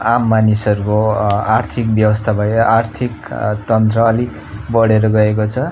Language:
Nepali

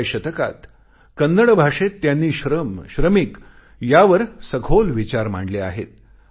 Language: Marathi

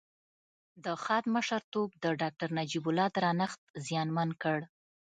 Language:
Pashto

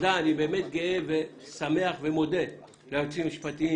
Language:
Hebrew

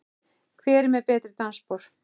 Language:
Icelandic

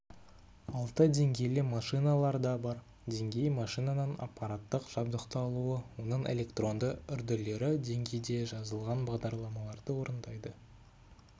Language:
Kazakh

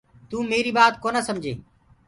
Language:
Gurgula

